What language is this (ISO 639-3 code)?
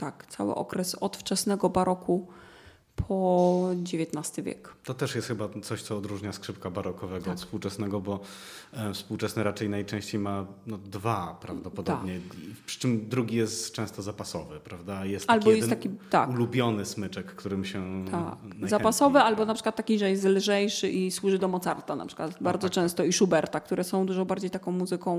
pol